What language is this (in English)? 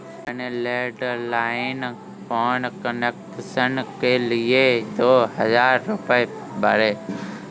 Hindi